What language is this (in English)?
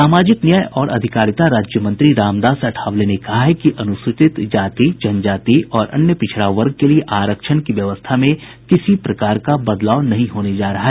Hindi